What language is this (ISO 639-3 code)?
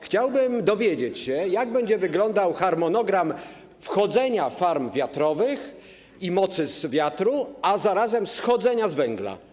pol